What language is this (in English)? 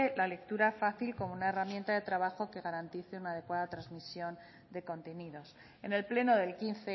Spanish